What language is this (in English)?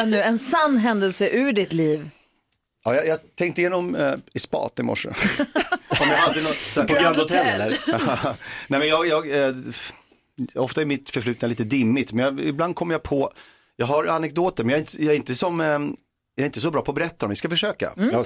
Swedish